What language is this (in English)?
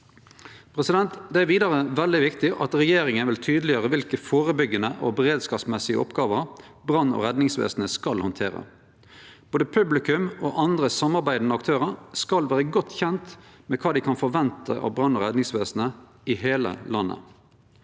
Norwegian